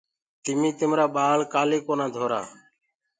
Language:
Gurgula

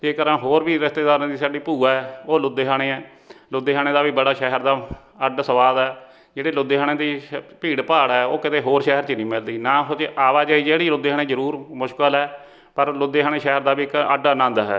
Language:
Punjabi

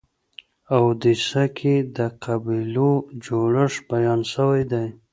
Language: Pashto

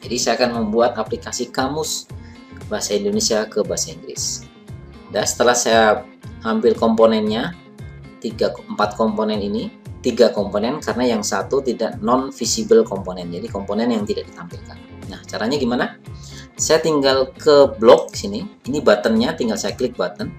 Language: Indonesian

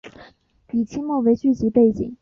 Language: Chinese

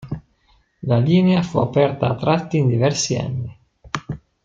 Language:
Italian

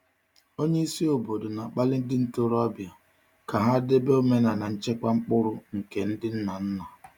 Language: Igbo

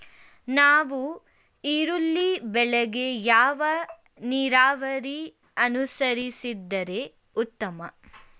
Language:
Kannada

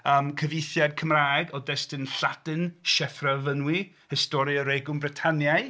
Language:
Welsh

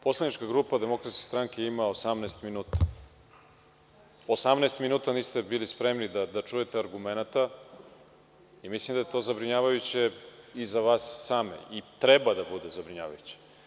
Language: Serbian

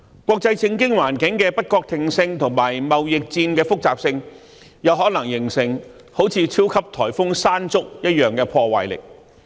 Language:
Cantonese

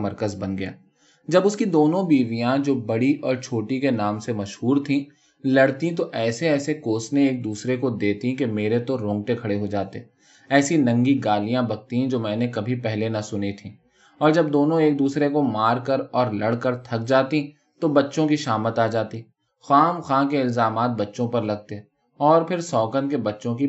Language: Urdu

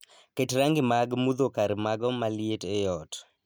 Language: Luo (Kenya and Tanzania)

